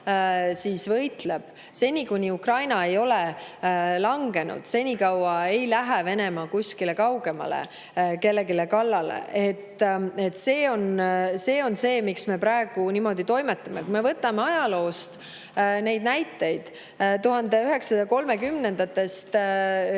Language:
Estonian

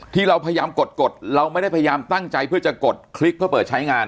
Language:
Thai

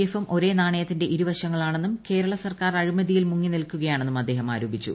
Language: Malayalam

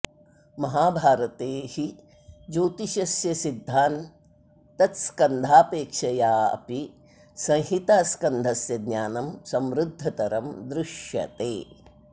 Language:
Sanskrit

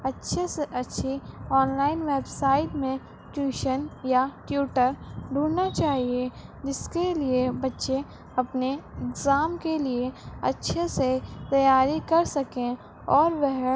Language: Urdu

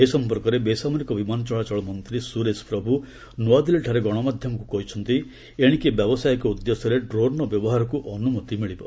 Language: Odia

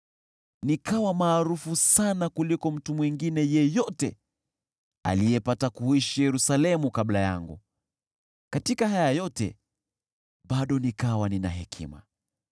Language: Swahili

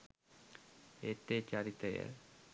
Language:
Sinhala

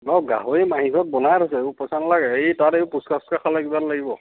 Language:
Assamese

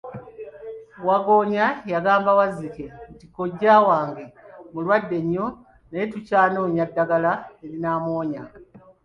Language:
Ganda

